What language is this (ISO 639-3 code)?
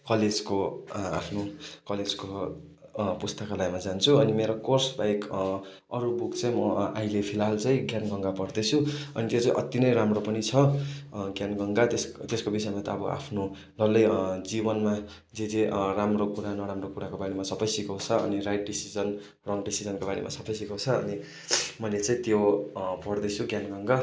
nep